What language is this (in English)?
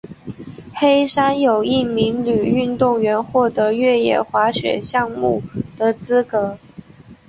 Chinese